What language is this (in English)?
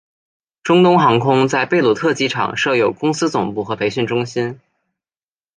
Chinese